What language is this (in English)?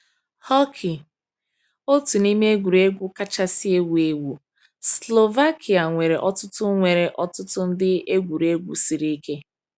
Igbo